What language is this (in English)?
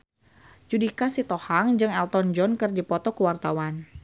Sundanese